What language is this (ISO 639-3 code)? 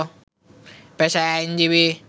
ben